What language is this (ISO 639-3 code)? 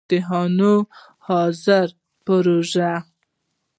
pus